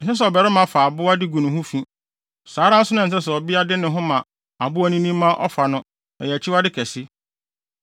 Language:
Akan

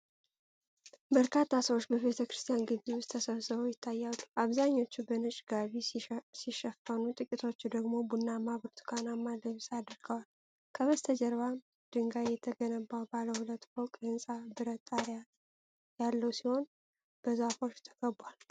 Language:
Amharic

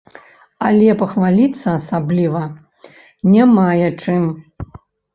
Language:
Belarusian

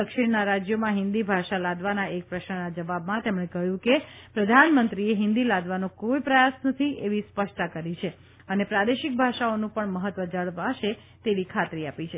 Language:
Gujarati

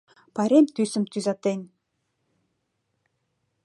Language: Mari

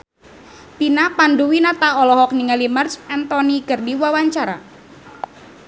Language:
Sundanese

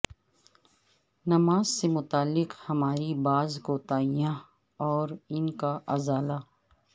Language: Urdu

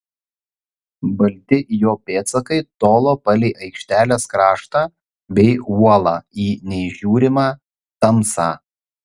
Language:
Lithuanian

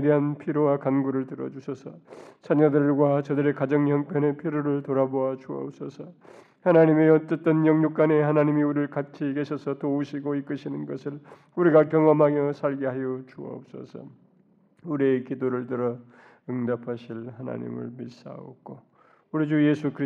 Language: Korean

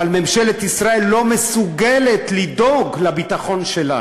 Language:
Hebrew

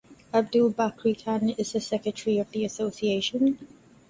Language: English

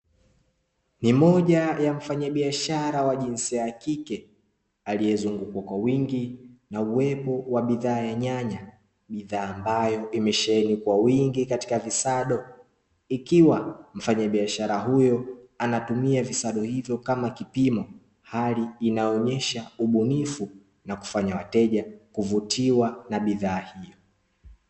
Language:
Swahili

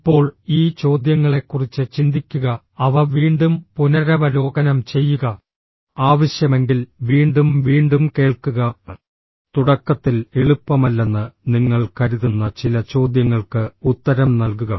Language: Malayalam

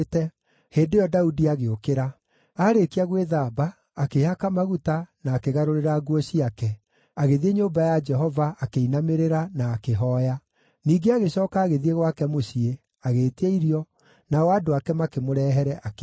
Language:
Kikuyu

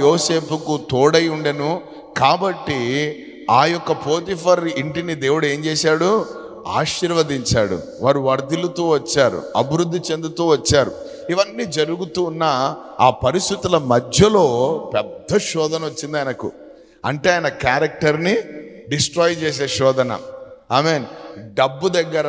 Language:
Telugu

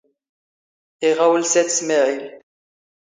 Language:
Standard Moroccan Tamazight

